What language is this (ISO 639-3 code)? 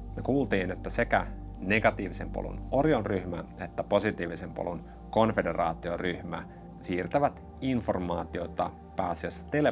fin